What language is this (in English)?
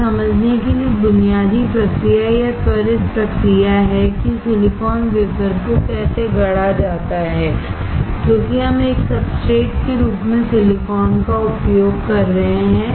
Hindi